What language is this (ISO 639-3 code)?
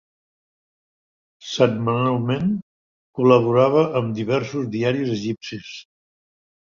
cat